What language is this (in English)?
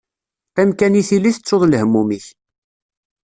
Kabyle